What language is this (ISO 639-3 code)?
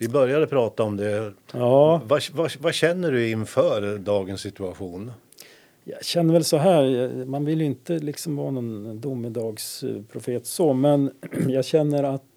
swe